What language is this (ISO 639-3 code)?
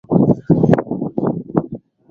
swa